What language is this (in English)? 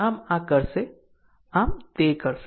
Gujarati